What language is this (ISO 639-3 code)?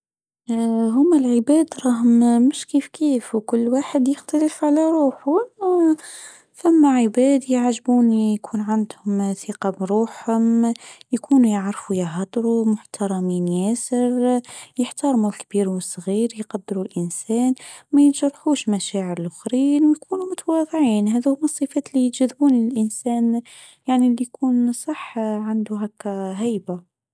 aeb